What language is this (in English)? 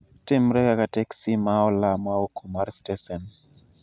Luo (Kenya and Tanzania)